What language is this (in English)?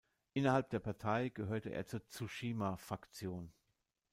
German